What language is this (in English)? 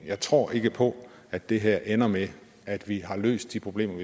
Danish